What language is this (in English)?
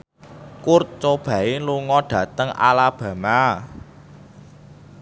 Javanese